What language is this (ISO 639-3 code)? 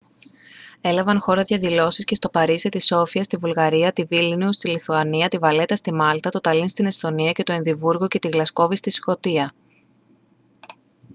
ell